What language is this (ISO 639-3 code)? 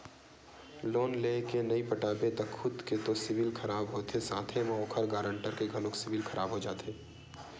hne